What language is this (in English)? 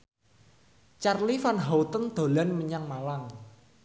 Javanese